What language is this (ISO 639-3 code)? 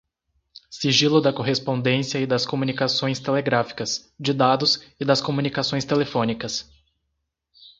por